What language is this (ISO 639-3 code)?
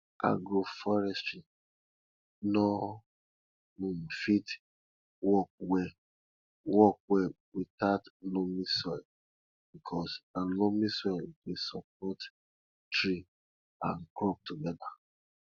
pcm